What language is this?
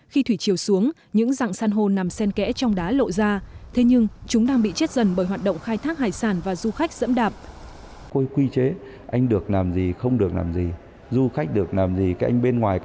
Vietnamese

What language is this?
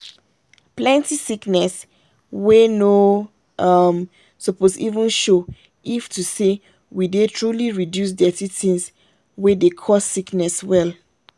Nigerian Pidgin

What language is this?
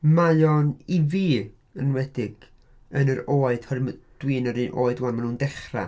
Welsh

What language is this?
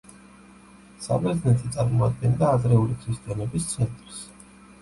Georgian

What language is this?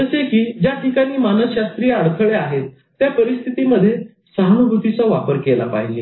Marathi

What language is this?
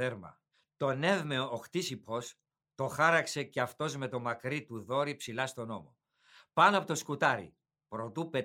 Greek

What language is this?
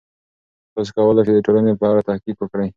Pashto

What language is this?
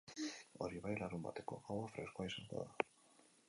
Basque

